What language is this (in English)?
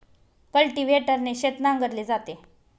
Marathi